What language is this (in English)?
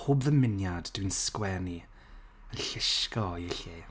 Welsh